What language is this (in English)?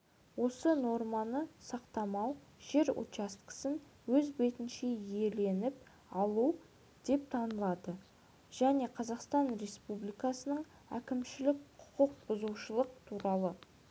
Kazakh